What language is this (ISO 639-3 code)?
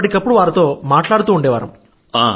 tel